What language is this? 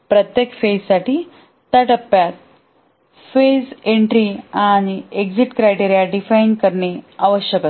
Marathi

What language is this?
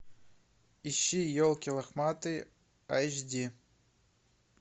Russian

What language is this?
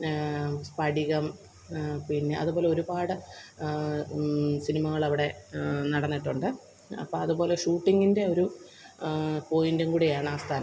Malayalam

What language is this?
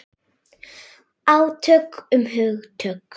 Icelandic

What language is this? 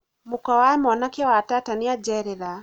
Kikuyu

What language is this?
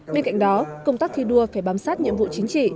Vietnamese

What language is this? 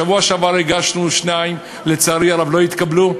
Hebrew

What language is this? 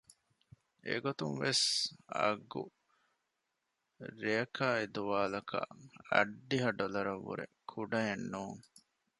Divehi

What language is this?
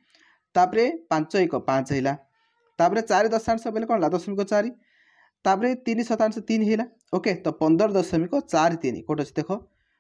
Hindi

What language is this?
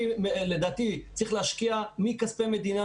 Hebrew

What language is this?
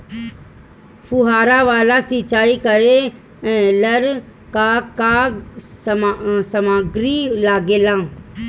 Bhojpuri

